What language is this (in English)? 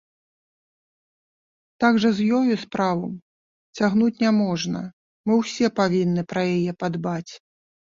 Belarusian